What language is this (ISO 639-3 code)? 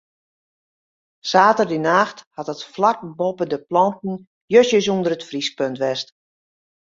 fry